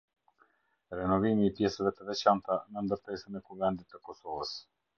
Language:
Albanian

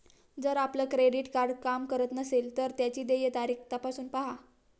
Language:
Marathi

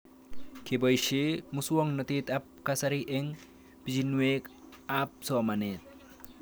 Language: Kalenjin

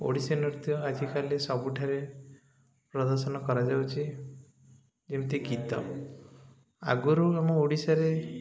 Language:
Odia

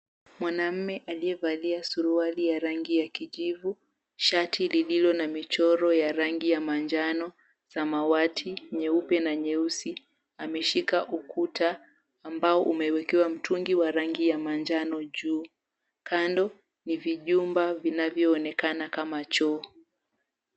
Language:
Swahili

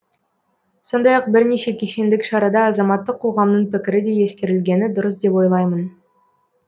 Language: Kazakh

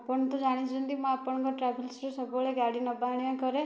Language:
Odia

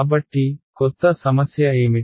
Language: Telugu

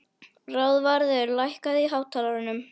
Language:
Icelandic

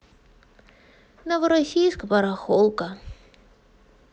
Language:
Russian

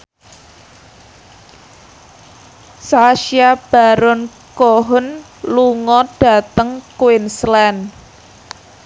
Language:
Javanese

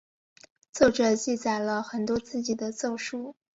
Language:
Chinese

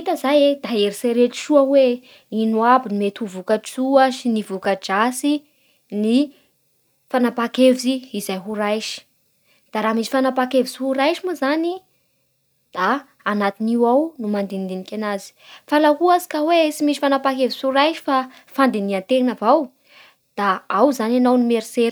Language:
Bara Malagasy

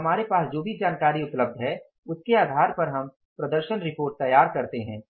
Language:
Hindi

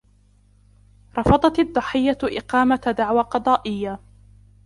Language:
Arabic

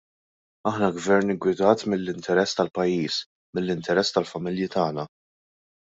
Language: Maltese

